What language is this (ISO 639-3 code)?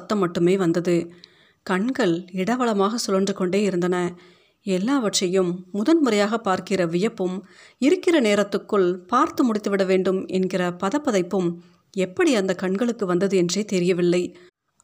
tam